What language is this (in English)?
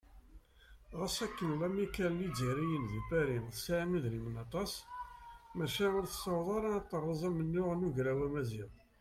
Kabyle